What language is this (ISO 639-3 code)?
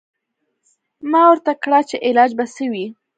pus